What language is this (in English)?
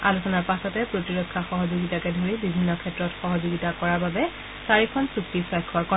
Assamese